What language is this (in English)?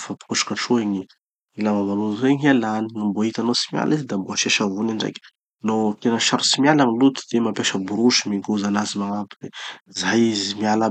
Tanosy Malagasy